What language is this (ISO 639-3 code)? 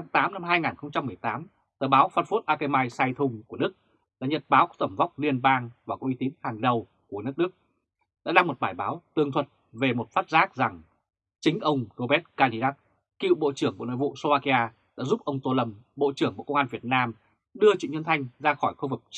vie